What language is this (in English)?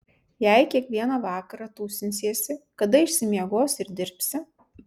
Lithuanian